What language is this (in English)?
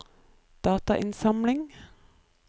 Norwegian